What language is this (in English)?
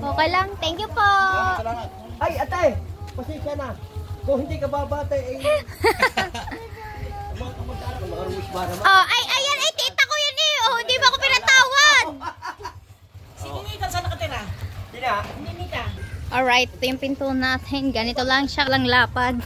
Filipino